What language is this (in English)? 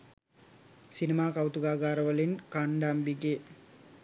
Sinhala